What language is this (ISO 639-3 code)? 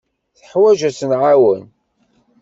kab